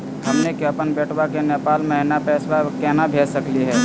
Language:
Magahi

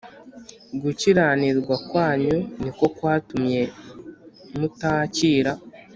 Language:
Kinyarwanda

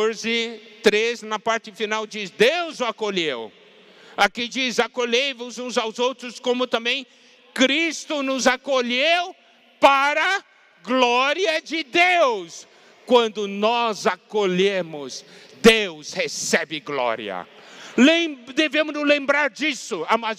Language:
Portuguese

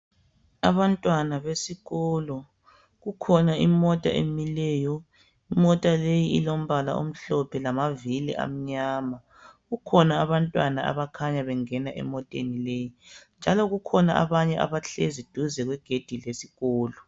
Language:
North Ndebele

